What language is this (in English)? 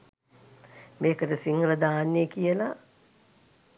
Sinhala